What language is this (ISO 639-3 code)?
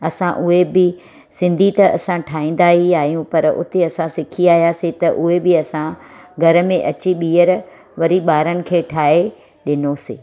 snd